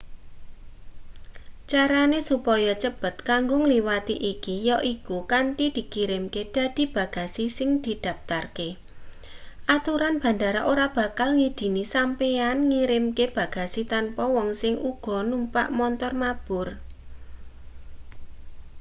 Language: Javanese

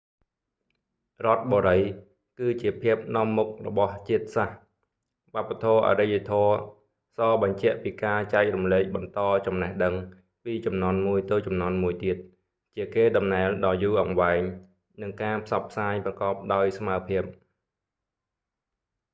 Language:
Khmer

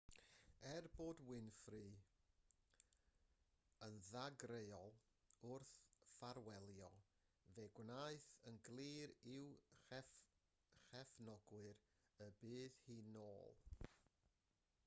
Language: Welsh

